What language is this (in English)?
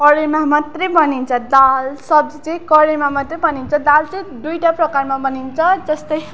Nepali